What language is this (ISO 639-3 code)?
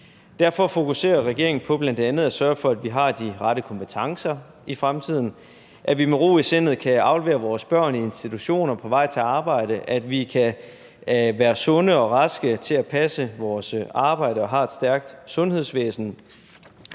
dan